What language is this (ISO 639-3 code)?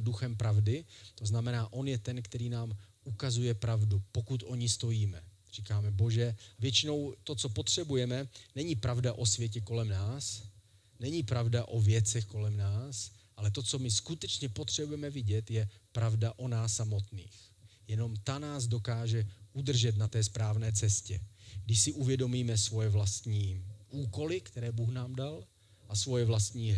ces